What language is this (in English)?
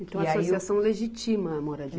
Portuguese